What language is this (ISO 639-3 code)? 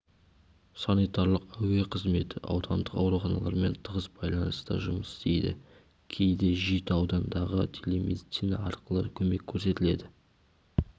kaz